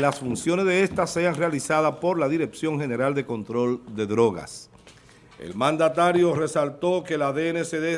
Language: Spanish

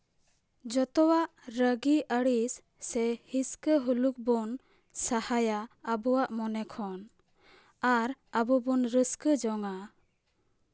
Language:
Santali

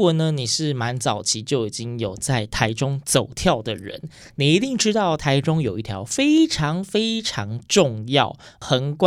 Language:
Chinese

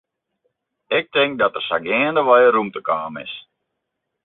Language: Western Frisian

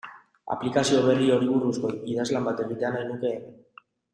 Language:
Basque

